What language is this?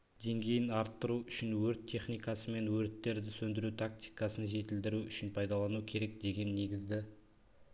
Kazakh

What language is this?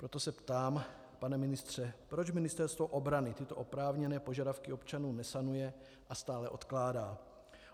Czech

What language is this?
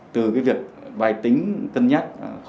Vietnamese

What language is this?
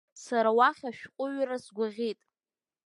Abkhazian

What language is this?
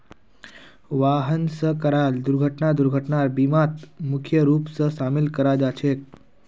Magahi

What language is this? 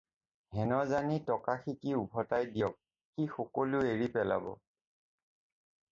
Assamese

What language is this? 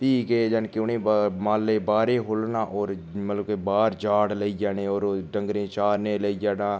Dogri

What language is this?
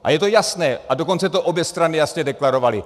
Czech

